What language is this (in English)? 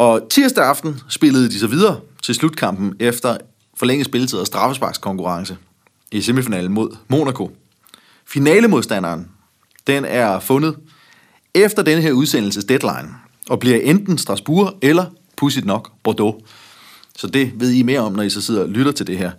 Danish